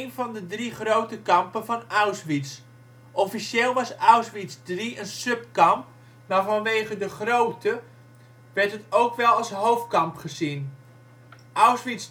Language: Dutch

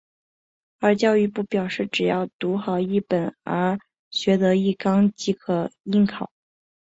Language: Chinese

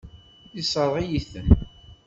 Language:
Kabyle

